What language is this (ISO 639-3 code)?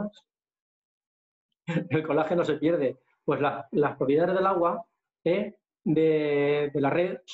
spa